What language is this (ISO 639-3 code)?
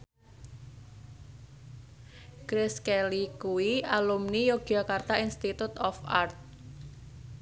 jav